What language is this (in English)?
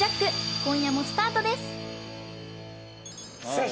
Japanese